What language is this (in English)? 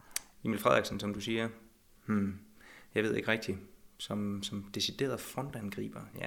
Danish